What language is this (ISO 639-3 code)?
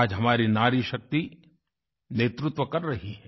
hin